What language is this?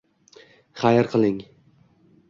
Uzbek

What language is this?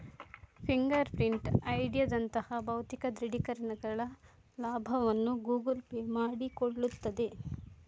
Kannada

